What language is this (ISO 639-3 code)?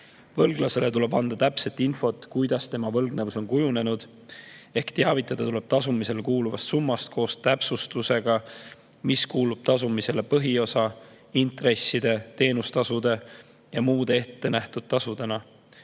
est